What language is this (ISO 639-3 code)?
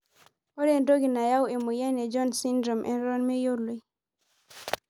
mas